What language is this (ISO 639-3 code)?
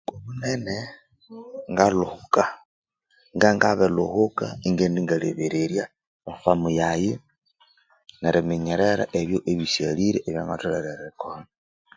koo